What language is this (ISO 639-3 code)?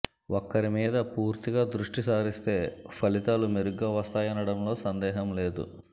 tel